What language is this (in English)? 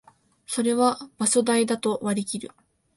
Japanese